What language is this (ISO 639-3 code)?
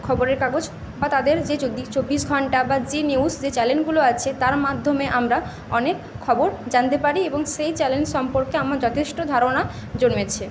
ben